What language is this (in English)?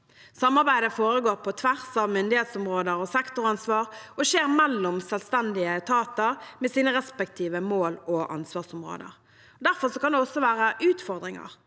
Norwegian